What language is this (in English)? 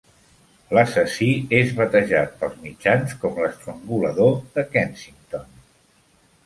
Catalan